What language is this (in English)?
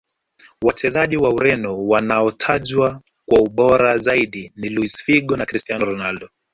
Swahili